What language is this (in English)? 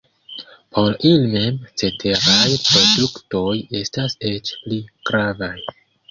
Esperanto